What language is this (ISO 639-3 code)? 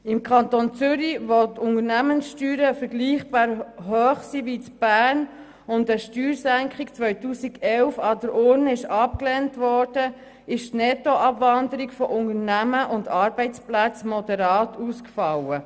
gsw